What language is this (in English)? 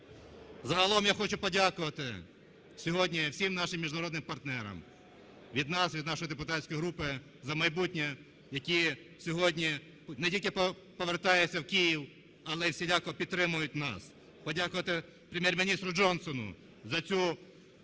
Ukrainian